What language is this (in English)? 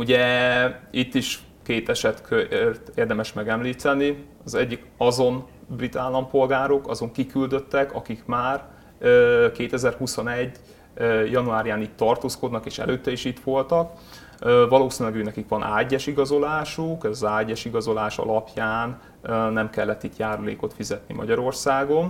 Hungarian